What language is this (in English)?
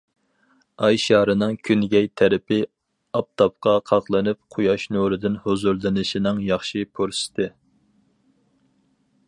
Uyghur